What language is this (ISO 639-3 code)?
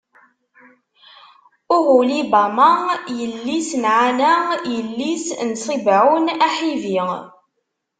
kab